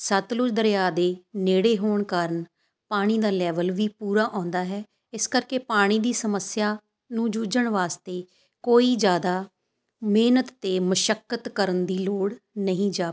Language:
Punjabi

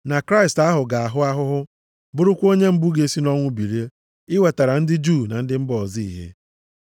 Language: Igbo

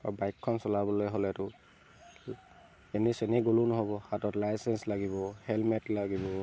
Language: Assamese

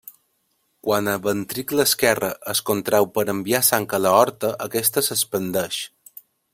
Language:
Catalan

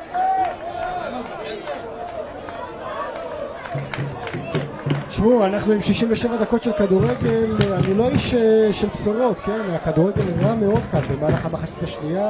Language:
Hebrew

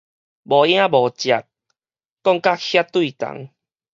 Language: Min Nan Chinese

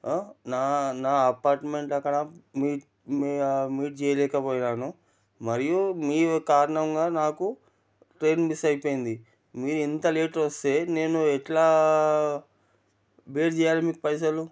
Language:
Telugu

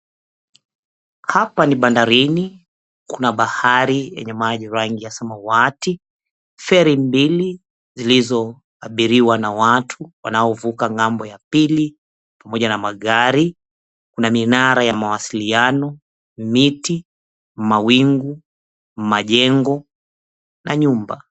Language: Swahili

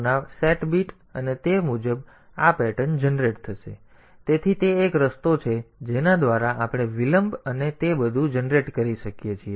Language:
Gujarati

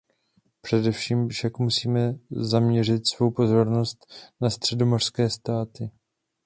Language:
Czech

